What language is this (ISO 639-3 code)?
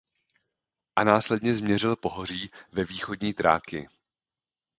ces